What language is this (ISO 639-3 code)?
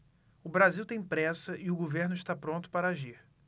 por